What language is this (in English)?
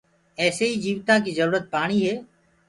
Gurgula